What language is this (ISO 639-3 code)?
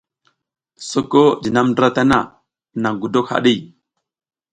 giz